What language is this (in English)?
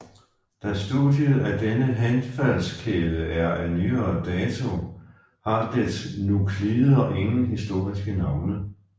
Danish